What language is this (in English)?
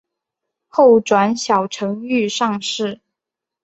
Chinese